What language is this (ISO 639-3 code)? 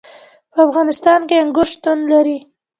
pus